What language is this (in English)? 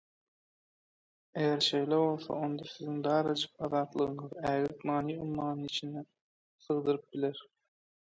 Turkmen